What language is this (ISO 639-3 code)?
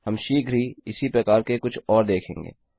hin